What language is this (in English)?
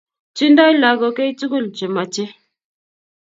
Kalenjin